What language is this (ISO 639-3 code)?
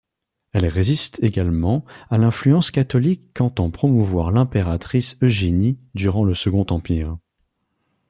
fra